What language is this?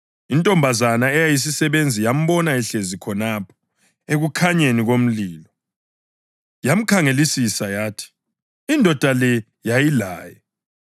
North Ndebele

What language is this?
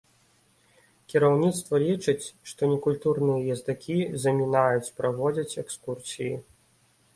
Belarusian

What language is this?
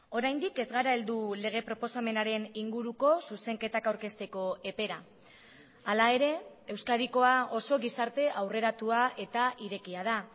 Basque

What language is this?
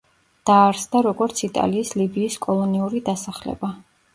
Georgian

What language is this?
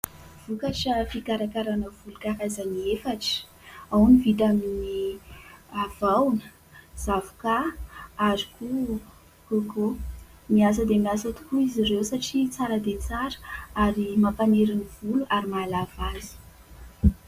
Malagasy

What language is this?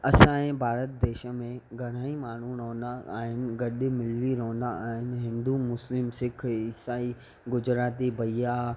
Sindhi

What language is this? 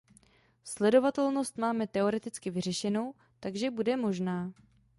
Czech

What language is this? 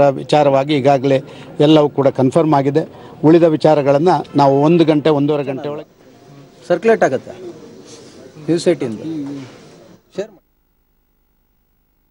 Kannada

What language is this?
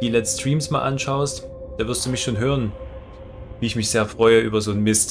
German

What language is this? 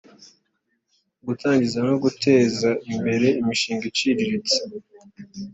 Kinyarwanda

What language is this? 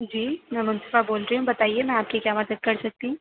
Urdu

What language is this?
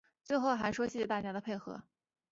Chinese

